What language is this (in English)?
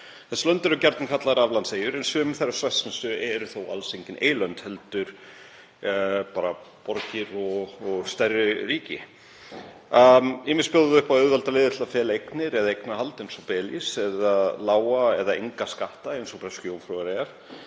Icelandic